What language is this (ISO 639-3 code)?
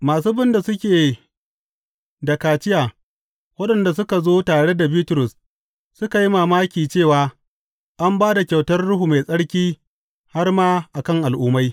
hau